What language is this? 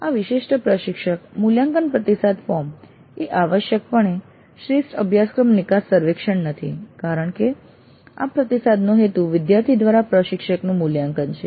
Gujarati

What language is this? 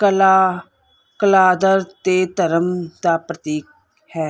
Punjabi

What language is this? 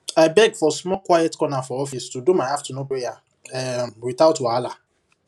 Nigerian Pidgin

